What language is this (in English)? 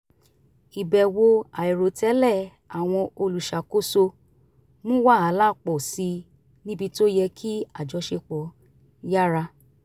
Yoruba